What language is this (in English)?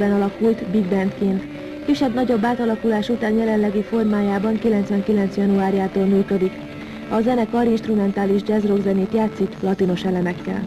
Hungarian